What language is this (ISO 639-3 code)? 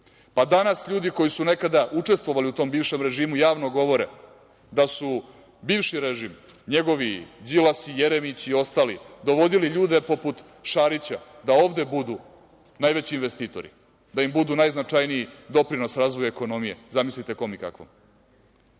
srp